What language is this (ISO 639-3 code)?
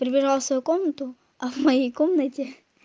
rus